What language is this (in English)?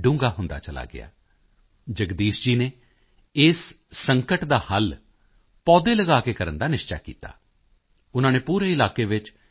Punjabi